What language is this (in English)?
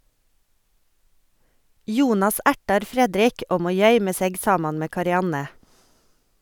Norwegian